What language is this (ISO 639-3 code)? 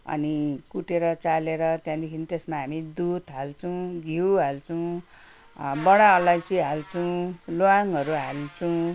nep